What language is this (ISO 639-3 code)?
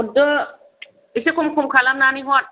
brx